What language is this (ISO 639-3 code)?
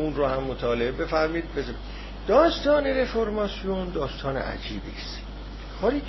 fas